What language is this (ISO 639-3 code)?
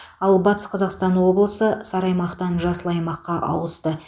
kaz